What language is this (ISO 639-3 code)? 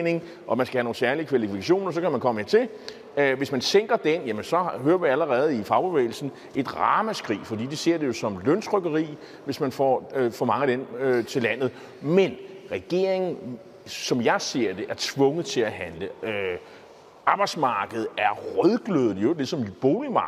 dan